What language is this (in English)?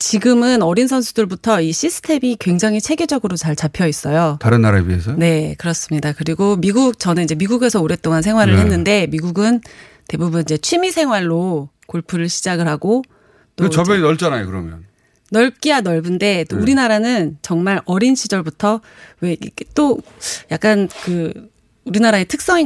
Korean